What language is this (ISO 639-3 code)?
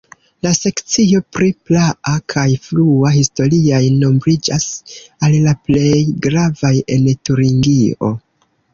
epo